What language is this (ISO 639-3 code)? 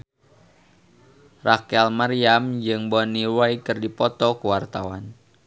sun